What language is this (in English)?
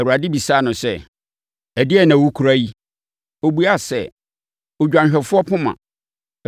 Akan